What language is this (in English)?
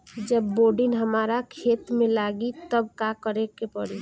Bhojpuri